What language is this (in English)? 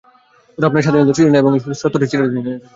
Bangla